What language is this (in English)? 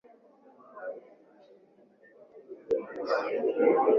Swahili